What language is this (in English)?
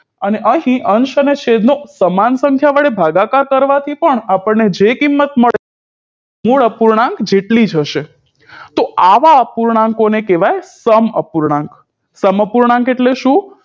Gujarati